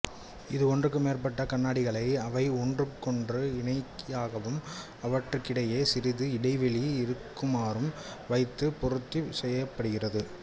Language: Tamil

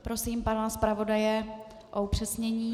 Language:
Czech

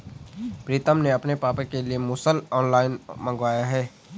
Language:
Hindi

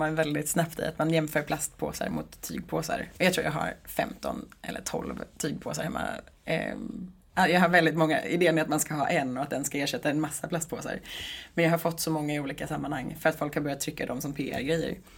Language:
Swedish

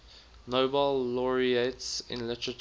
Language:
English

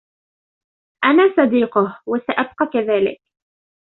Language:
Arabic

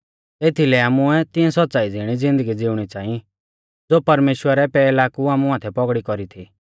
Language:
Mahasu Pahari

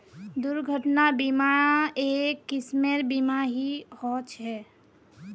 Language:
Magahi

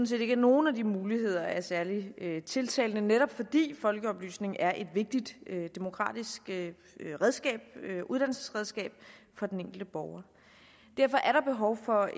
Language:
Danish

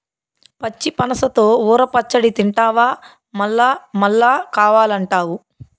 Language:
Telugu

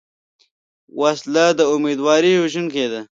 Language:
Pashto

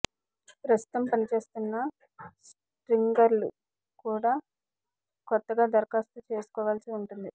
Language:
Telugu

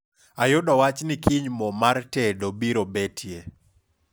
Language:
Luo (Kenya and Tanzania)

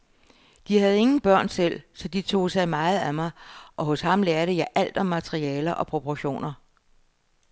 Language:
Danish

